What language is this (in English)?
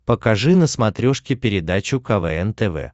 Russian